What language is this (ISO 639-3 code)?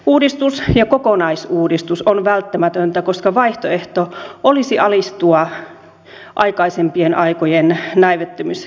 fin